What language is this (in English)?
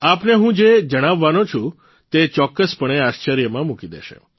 Gujarati